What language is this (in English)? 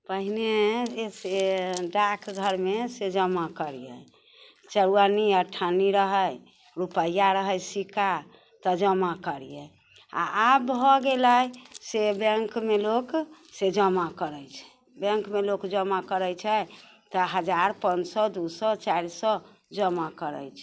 Maithili